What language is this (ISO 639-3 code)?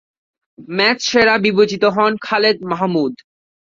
ben